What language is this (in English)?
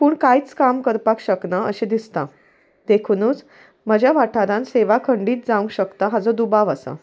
Konkani